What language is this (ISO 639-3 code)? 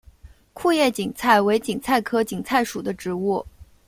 zho